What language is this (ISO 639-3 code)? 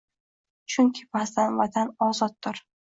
uzb